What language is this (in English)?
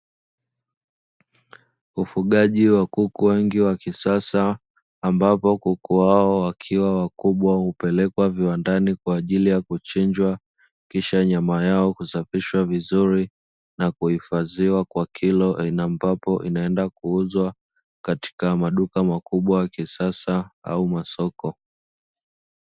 Swahili